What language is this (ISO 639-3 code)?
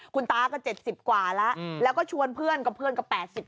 tha